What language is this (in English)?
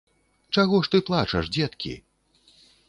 Belarusian